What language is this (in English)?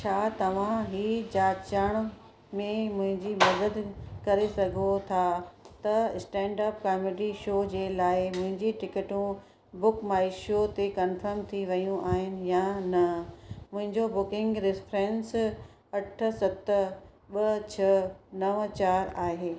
Sindhi